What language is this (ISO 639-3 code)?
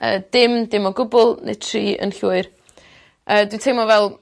cym